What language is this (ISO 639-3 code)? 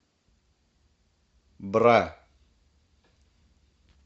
rus